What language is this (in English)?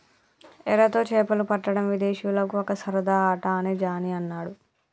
Telugu